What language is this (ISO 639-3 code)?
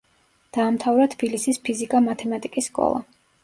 kat